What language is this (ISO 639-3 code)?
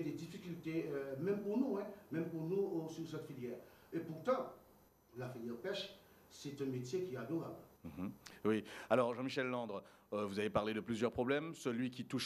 fra